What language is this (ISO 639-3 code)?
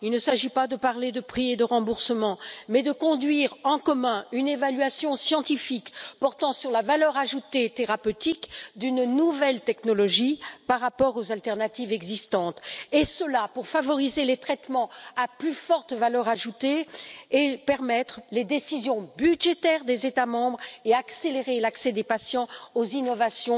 fra